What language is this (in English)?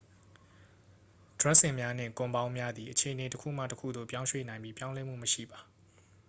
Burmese